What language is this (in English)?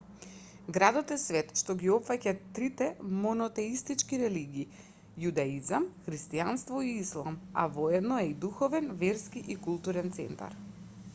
Macedonian